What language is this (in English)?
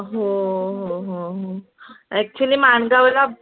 Marathi